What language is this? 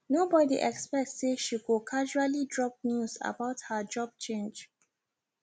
Nigerian Pidgin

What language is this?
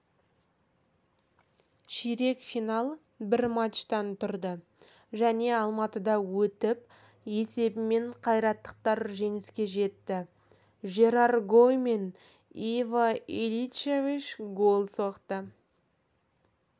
Kazakh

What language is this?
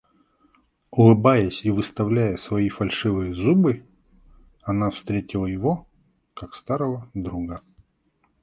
Russian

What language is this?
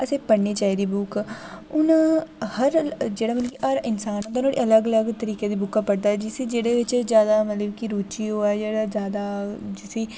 Dogri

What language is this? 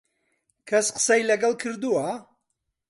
Central Kurdish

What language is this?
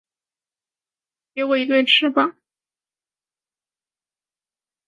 Chinese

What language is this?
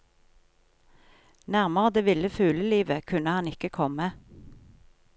Norwegian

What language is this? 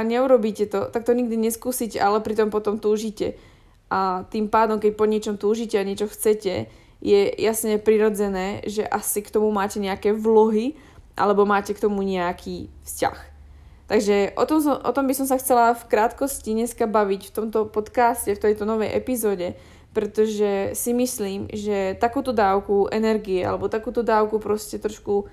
Slovak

